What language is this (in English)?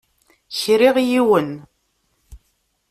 Kabyle